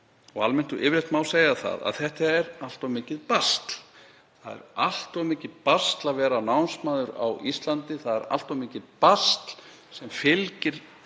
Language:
Icelandic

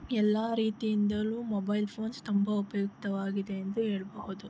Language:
Kannada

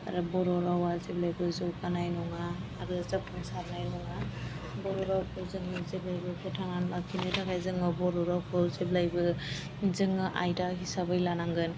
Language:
Bodo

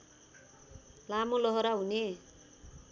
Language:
Nepali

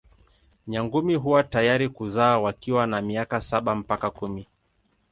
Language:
Swahili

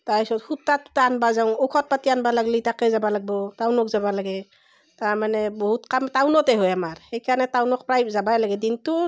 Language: Assamese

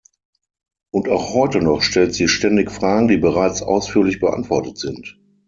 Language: German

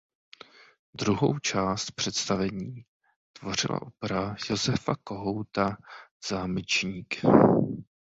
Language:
Czech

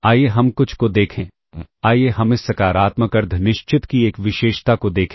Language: Hindi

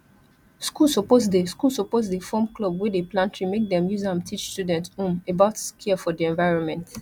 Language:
Nigerian Pidgin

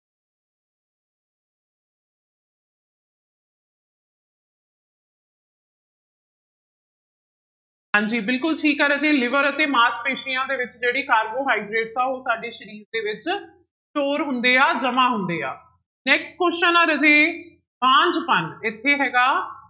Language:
Punjabi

